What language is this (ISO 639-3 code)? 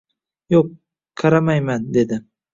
uzb